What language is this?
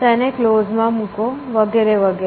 Gujarati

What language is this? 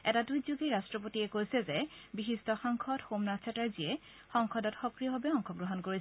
Assamese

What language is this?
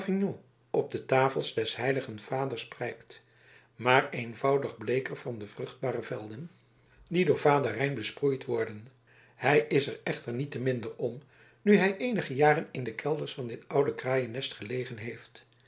Dutch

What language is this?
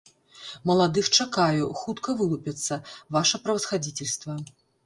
Belarusian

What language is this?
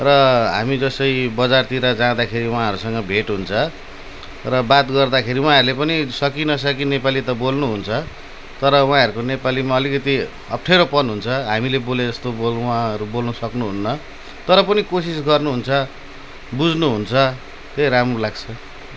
Nepali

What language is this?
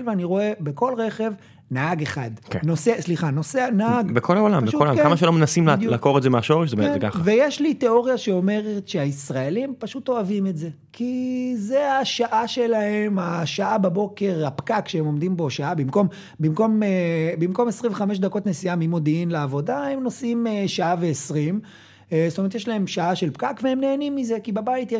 Hebrew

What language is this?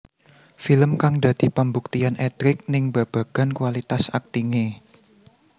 Javanese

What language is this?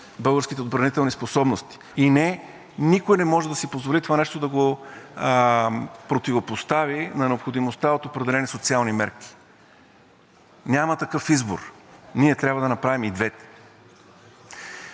Bulgarian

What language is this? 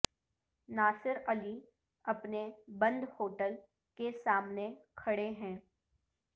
Urdu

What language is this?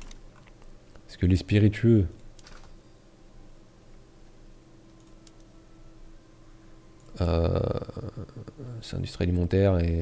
French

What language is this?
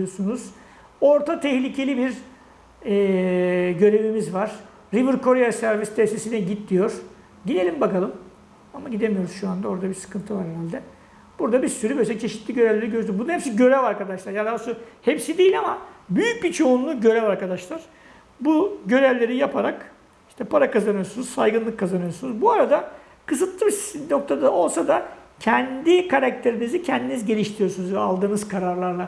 Turkish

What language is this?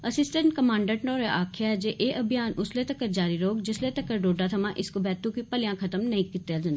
Dogri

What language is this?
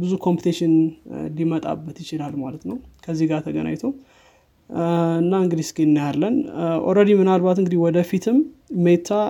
Amharic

